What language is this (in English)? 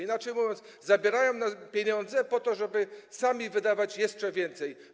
Polish